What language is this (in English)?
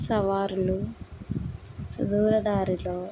Telugu